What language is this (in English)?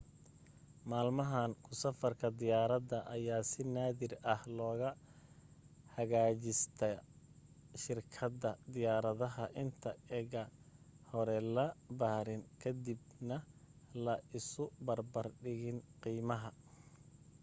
Somali